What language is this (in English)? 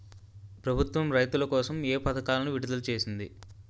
Telugu